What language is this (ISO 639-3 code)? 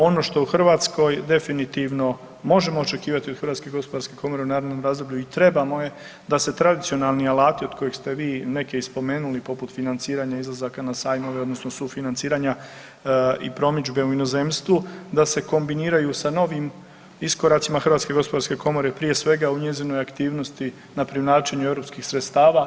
hrv